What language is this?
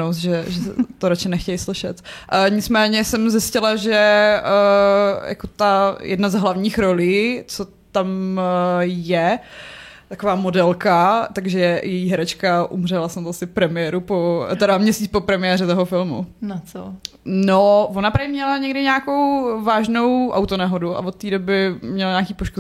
Czech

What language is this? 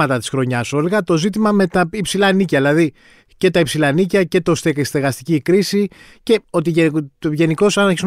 Greek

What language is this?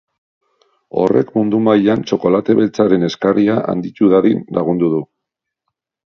Basque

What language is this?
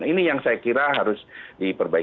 Indonesian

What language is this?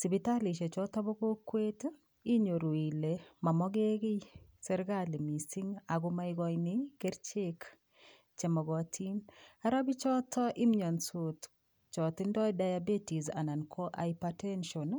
Kalenjin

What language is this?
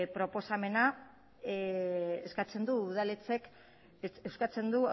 Basque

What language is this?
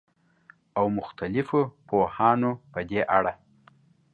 Pashto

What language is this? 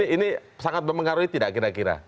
Indonesian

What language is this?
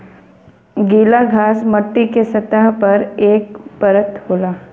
Bhojpuri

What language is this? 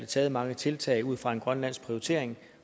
Danish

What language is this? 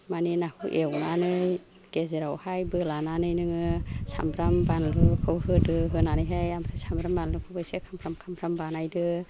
Bodo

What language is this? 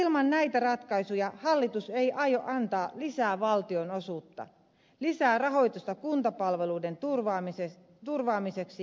Finnish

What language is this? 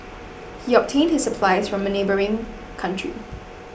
English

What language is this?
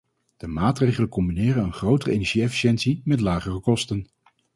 Dutch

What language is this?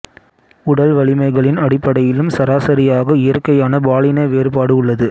Tamil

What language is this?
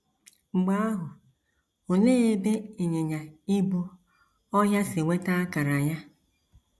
Igbo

